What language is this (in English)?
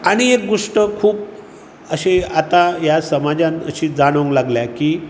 Konkani